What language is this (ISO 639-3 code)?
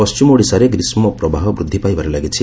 ori